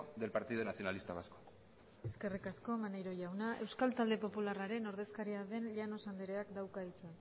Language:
Basque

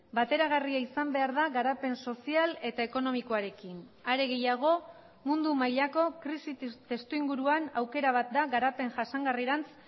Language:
Basque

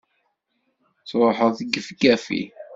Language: Kabyle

